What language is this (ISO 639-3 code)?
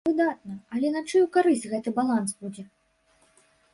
bel